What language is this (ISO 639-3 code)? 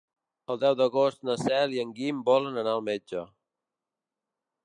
cat